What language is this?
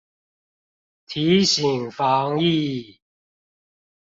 Chinese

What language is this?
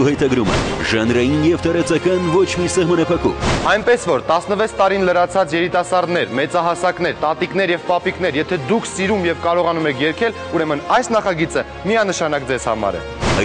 Turkish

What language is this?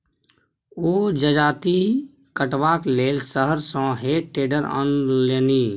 Maithili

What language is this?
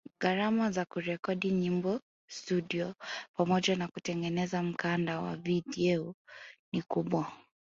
Swahili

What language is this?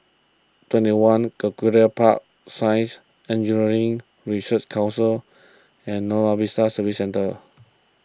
English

